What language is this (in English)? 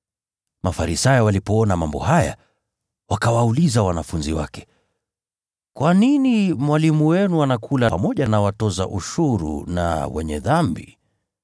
Swahili